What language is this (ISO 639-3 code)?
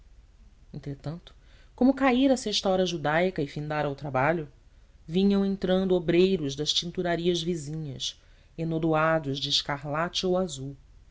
por